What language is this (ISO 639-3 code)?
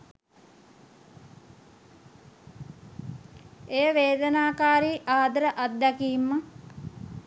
sin